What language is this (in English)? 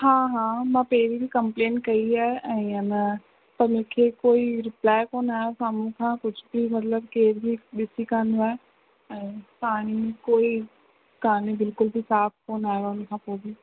Sindhi